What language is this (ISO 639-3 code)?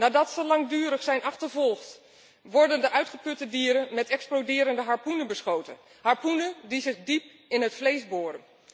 nld